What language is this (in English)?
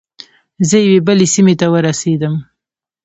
Pashto